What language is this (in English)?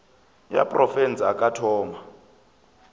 Northern Sotho